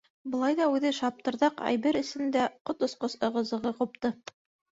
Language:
Bashkir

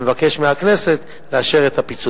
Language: Hebrew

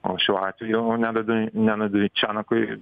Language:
Lithuanian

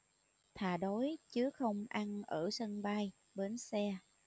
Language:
Vietnamese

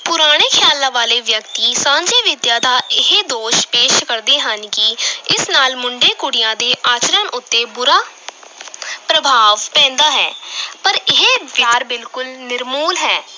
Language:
Punjabi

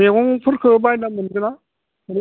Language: Bodo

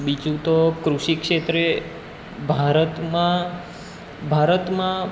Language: Gujarati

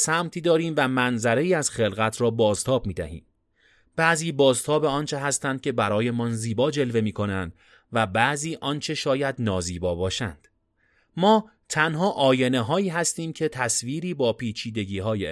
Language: Persian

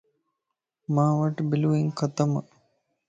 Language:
Lasi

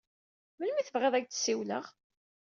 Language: Kabyle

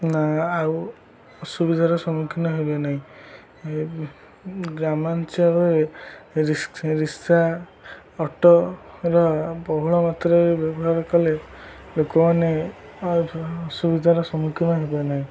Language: Odia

